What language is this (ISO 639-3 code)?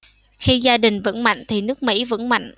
vie